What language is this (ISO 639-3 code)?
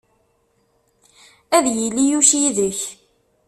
kab